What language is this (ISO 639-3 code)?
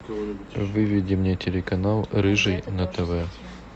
rus